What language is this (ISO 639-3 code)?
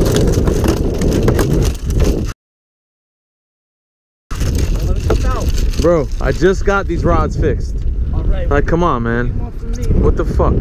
eng